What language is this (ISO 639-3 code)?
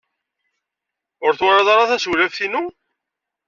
kab